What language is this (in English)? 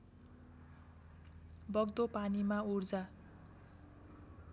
Nepali